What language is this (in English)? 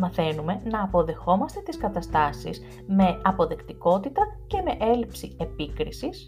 Greek